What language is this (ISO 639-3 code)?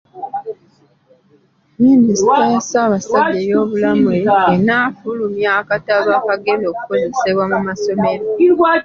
lug